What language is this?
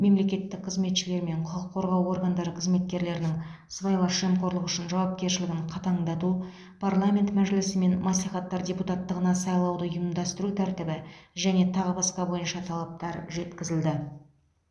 Kazakh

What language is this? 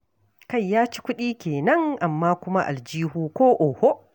Hausa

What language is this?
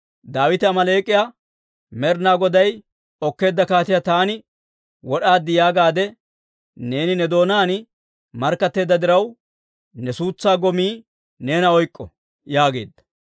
Dawro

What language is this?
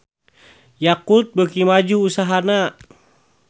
Sundanese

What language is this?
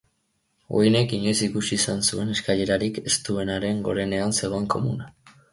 Basque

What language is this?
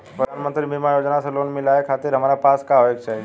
Bhojpuri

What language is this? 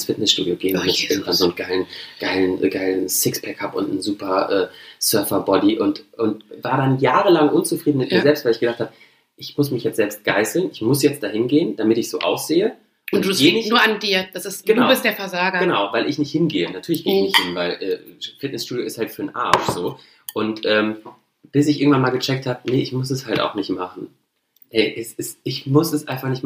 German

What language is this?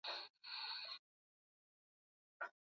Swahili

